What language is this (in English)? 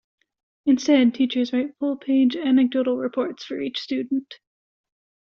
English